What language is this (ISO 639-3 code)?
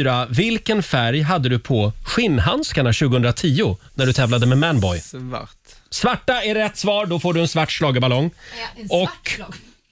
swe